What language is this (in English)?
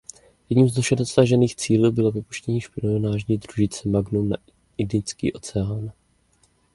Czech